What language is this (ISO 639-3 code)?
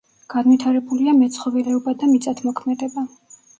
kat